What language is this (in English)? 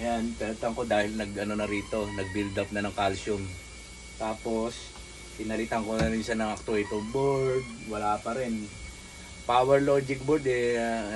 Filipino